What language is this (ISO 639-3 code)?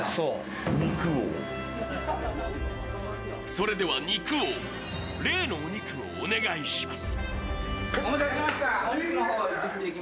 jpn